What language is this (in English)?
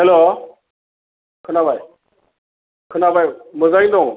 Bodo